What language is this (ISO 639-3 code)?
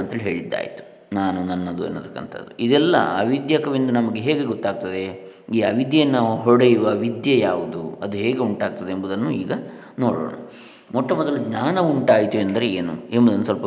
kan